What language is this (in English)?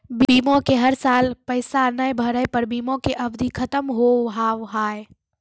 Maithili